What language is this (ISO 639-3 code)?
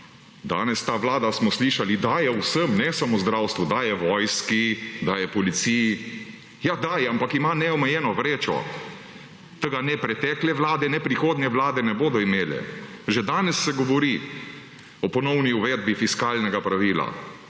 slv